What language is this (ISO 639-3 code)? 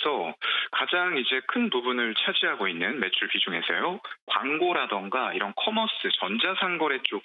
kor